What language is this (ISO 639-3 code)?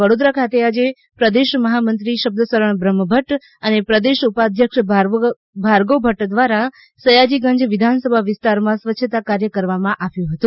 guj